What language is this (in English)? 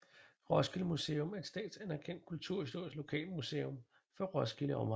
Danish